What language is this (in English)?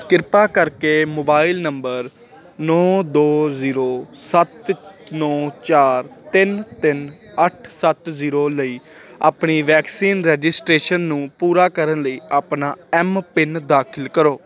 Punjabi